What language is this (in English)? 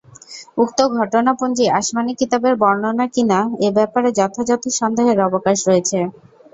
Bangla